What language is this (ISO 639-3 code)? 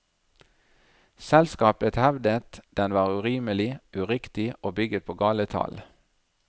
nor